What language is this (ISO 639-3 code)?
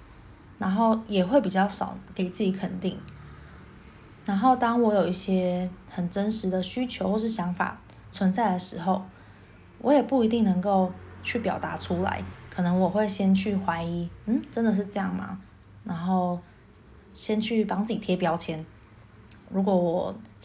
zho